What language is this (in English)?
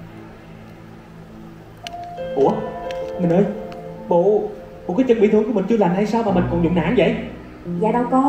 Vietnamese